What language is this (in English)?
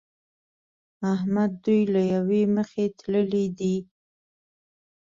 Pashto